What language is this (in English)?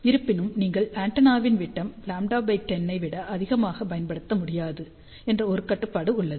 Tamil